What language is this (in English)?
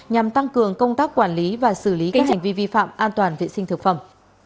Vietnamese